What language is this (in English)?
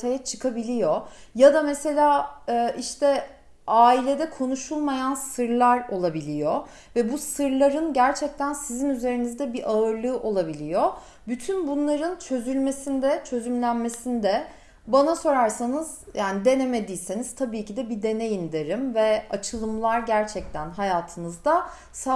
Turkish